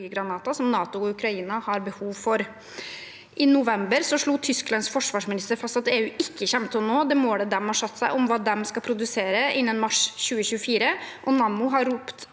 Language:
Norwegian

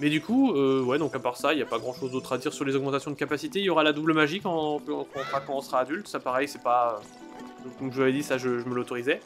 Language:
French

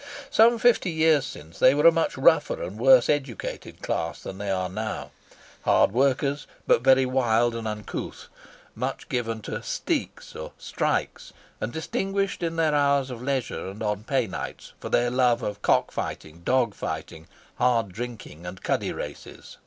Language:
English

